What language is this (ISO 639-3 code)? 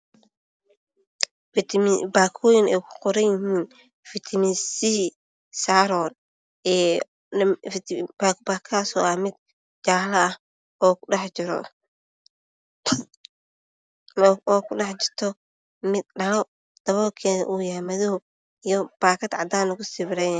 som